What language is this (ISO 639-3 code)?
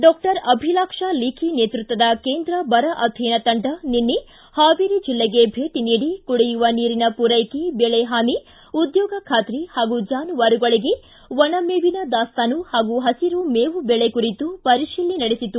kan